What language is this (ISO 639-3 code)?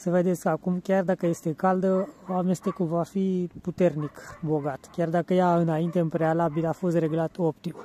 ron